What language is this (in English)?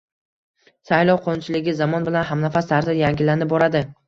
Uzbek